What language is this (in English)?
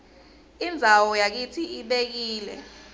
Swati